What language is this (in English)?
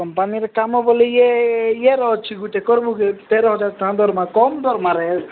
Odia